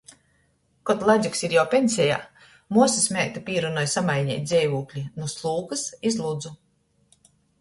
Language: Latgalian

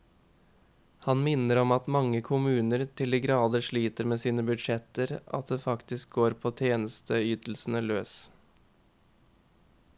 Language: Norwegian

